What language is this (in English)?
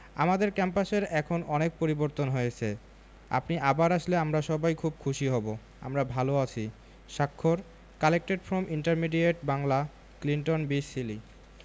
Bangla